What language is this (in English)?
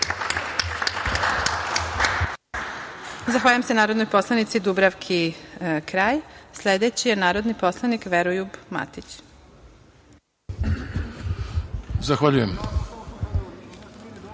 Serbian